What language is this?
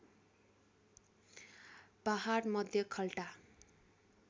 Nepali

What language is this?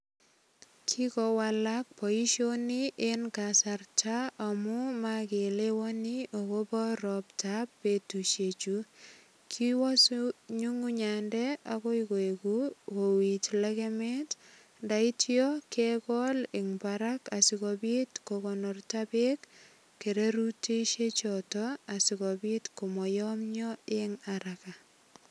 Kalenjin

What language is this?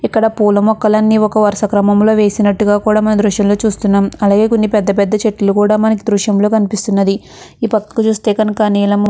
Telugu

